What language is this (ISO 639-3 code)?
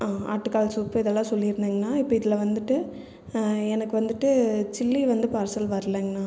tam